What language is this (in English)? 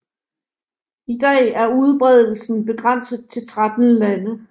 Danish